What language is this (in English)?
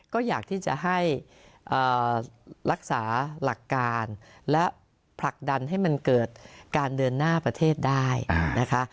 Thai